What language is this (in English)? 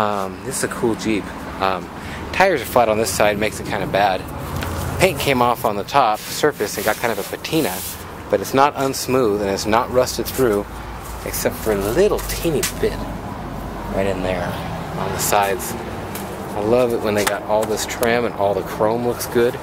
English